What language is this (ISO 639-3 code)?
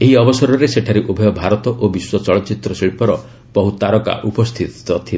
ori